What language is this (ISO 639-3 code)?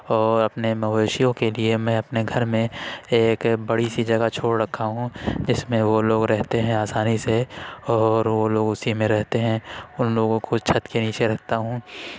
urd